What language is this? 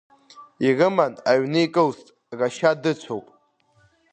Abkhazian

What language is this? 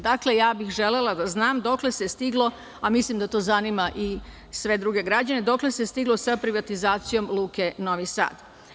Serbian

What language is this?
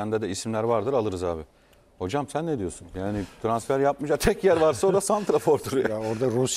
Turkish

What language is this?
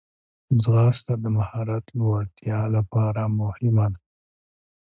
Pashto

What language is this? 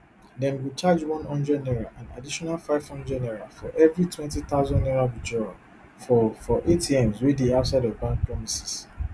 Nigerian Pidgin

